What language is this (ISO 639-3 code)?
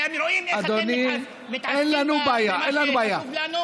heb